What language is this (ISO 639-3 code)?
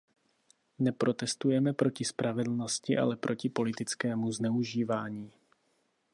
ces